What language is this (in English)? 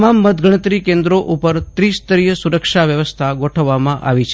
Gujarati